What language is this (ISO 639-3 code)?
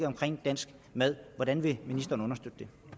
dan